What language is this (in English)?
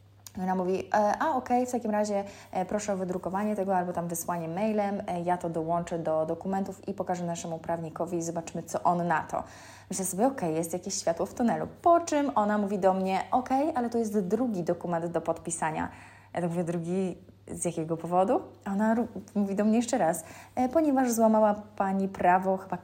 Polish